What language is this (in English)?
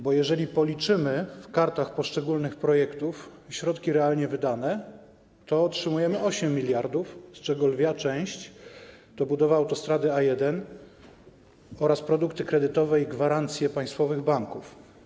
Polish